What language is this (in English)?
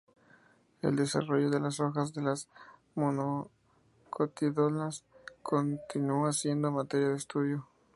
Spanish